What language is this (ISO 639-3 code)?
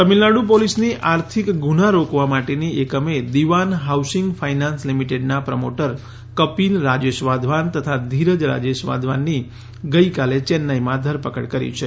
guj